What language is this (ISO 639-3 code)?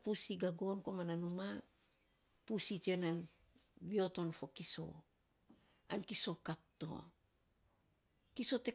sps